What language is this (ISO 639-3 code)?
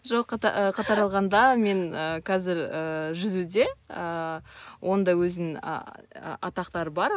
kaz